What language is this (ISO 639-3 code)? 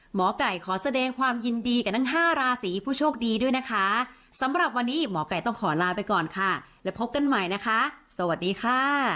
tha